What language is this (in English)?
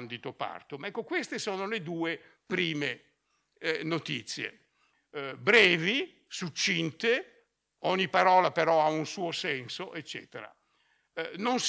Italian